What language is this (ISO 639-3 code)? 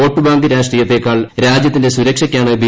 mal